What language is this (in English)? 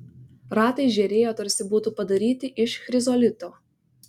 Lithuanian